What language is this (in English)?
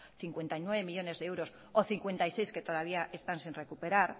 Spanish